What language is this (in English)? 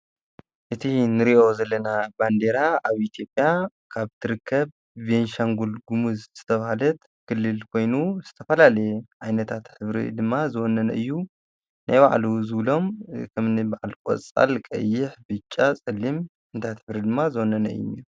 Tigrinya